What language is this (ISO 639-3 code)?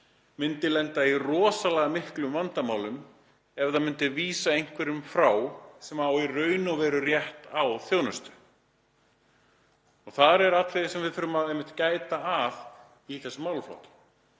isl